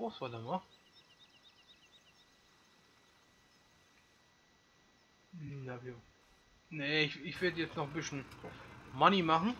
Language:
German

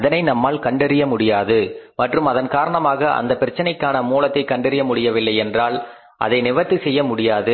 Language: Tamil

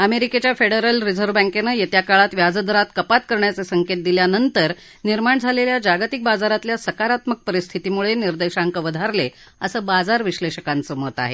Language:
Marathi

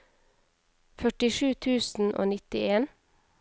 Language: Norwegian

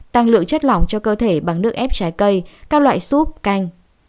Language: Vietnamese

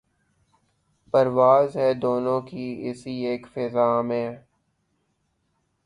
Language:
Urdu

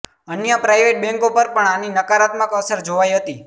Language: Gujarati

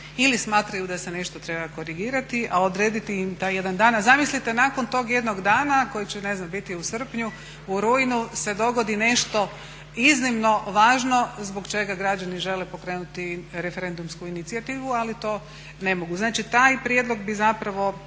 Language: Croatian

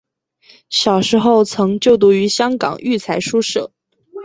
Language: Chinese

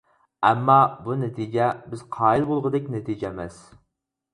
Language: Uyghur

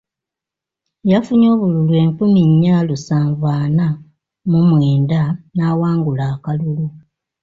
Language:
Ganda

